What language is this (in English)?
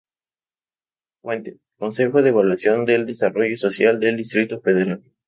Spanish